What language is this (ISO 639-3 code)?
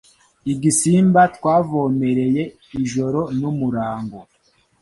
kin